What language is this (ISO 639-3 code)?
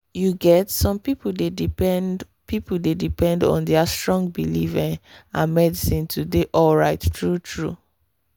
pcm